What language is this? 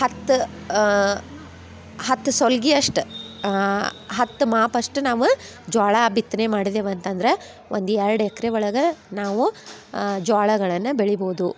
Kannada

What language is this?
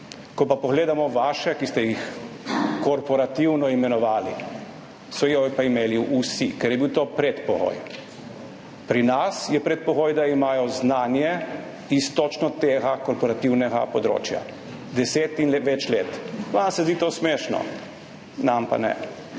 Slovenian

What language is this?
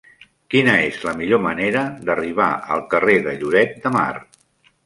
Catalan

